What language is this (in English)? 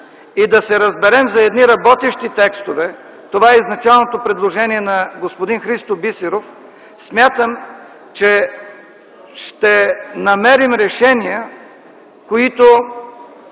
Bulgarian